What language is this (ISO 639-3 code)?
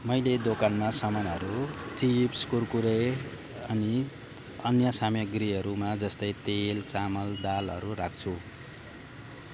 nep